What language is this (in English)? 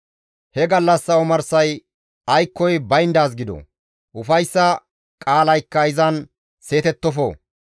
Gamo